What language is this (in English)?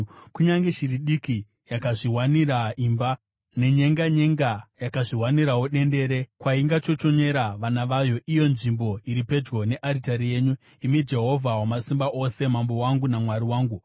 Shona